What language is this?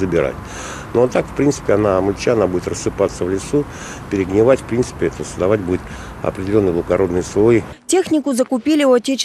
Russian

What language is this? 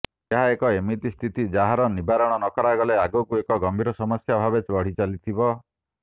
Odia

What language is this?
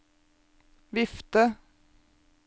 Norwegian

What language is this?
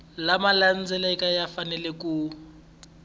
Tsonga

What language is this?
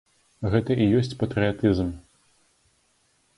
Belarusian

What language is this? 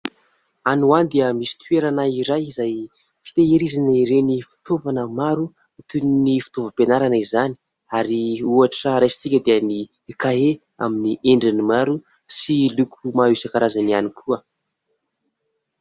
Malagasy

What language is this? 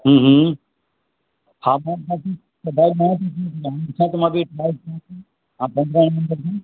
Sindhi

